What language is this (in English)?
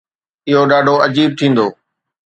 Sindhi